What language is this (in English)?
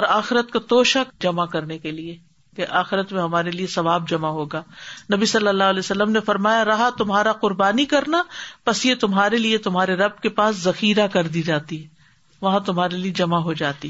Urdu